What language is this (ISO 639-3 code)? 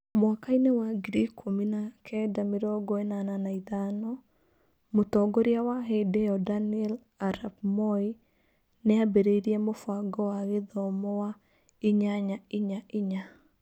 kik